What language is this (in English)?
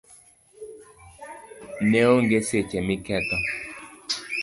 Luo (Kenya and Tanzania)